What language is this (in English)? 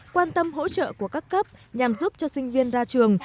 Vietnamese